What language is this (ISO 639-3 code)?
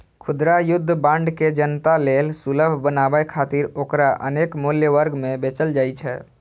mai